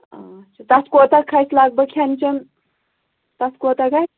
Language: Kashmiri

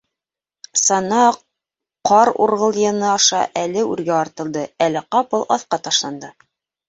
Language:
Bashkir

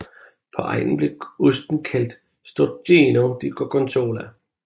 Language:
Danish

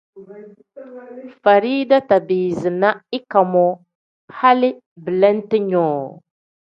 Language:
Tem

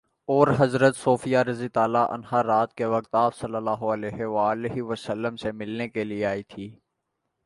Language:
Urdu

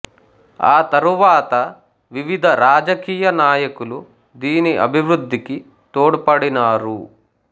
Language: Telugu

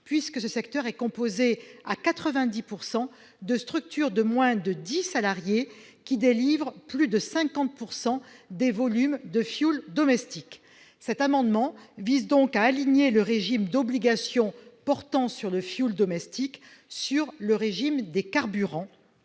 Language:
French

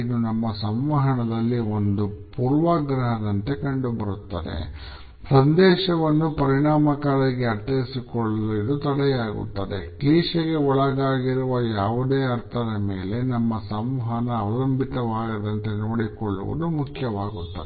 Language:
Kannada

